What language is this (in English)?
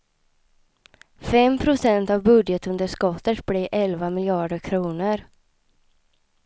Swedish